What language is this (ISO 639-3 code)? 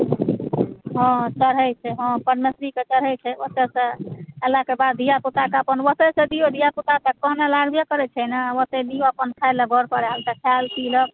mai